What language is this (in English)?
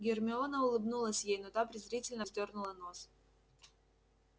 Russian